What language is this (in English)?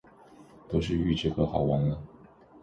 Chinese